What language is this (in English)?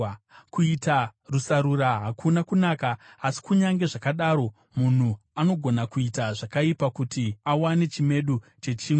Shona